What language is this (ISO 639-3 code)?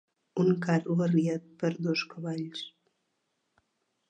cat